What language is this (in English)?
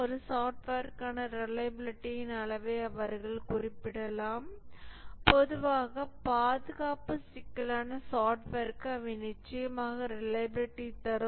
Tamil